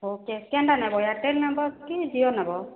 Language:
Odia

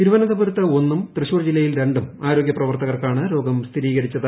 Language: Malayalam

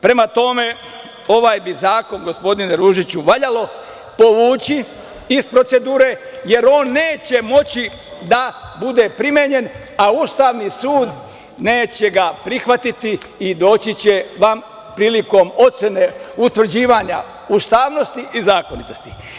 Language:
Serbian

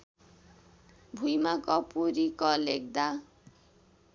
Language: Nepali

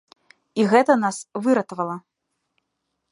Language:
Belarusian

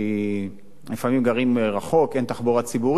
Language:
Hebrew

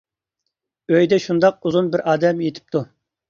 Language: Uyghur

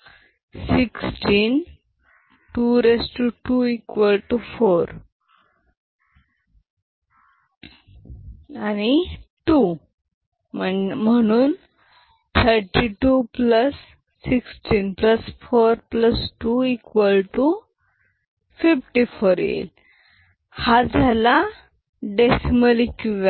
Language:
Marathi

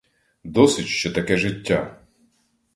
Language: Ukrainian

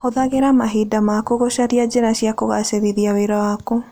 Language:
Kikuyu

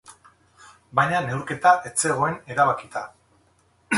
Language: Basque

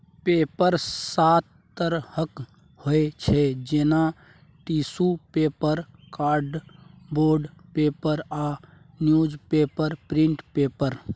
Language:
Maithili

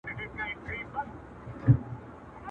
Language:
Pashto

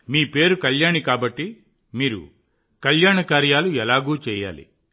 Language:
Telugu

